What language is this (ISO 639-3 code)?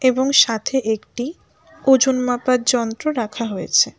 ben